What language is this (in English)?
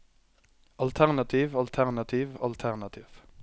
Norwegian